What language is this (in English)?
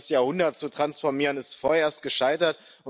German